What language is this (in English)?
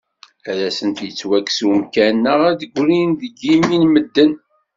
Kabyle